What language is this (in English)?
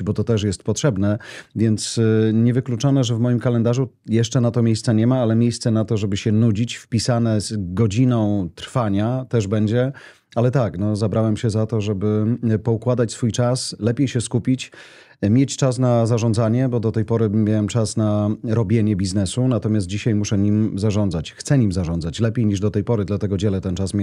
Polish